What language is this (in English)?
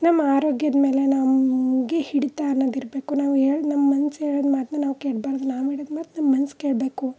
Kannada